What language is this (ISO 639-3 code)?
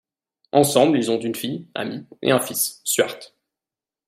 fra